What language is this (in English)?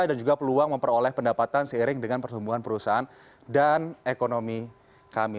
Indonesian